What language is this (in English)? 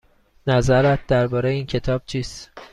Persian